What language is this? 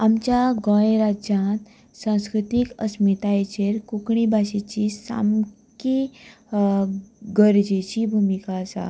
Konkani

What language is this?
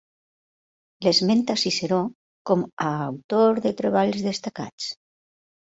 Catalan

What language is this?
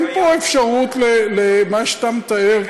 Hebrew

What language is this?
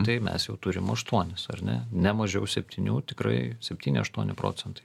Lithuanian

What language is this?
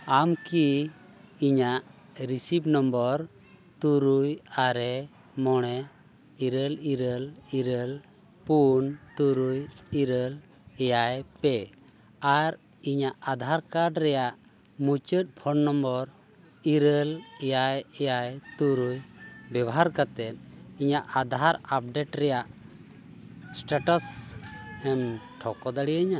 Santali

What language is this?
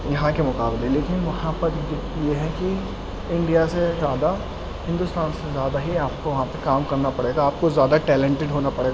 Urdu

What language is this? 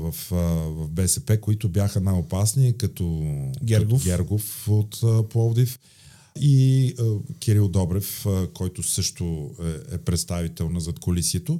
Bulgarian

